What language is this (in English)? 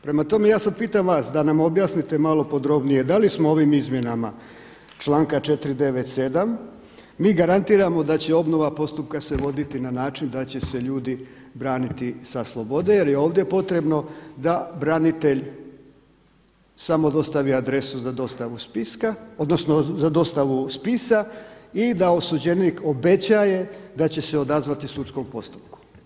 Croatian